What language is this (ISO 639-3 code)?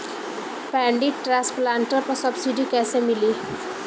bho